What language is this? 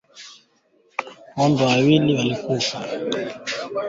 Swahili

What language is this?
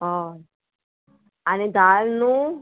Konkani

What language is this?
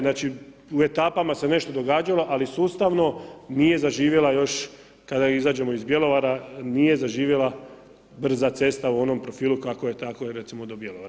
Croatian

